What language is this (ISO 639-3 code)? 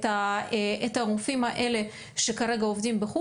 heb